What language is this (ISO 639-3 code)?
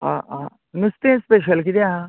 kok